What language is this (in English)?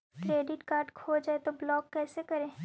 Magahi